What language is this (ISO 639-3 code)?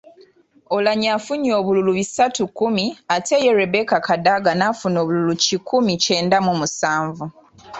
lug